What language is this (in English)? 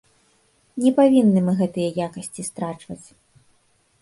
Belarusian